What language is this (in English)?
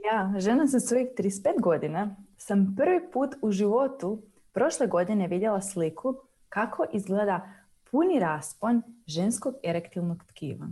Croatian